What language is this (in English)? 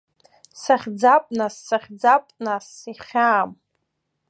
Abkhazian